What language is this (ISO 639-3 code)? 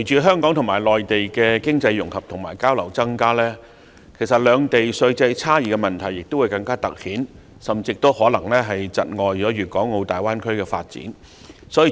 yue